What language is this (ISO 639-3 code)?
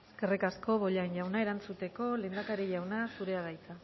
eus